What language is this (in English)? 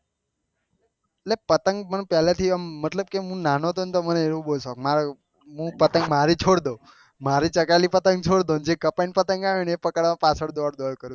Gujarati